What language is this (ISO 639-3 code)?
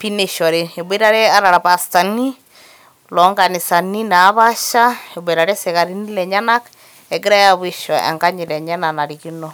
mas